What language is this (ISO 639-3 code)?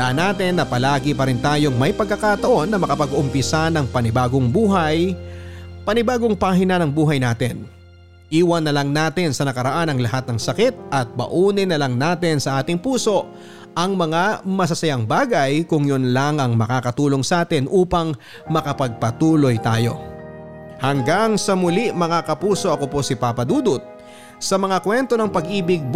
fil